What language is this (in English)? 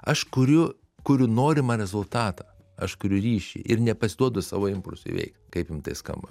Lithuanian